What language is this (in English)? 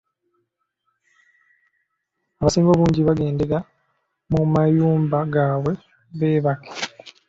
Ganda